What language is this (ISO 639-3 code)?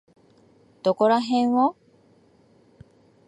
jpn